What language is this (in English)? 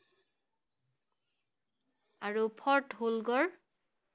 Assamese